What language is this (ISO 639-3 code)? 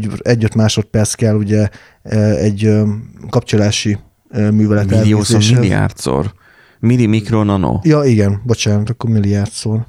hun